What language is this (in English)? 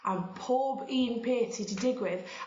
Welsh